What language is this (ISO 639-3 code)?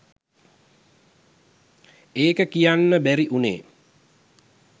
sin